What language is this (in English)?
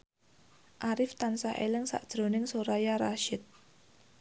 Javanese